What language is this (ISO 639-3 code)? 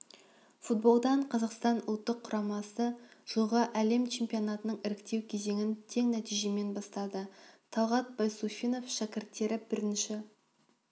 kaz